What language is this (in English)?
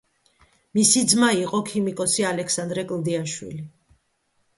Georgian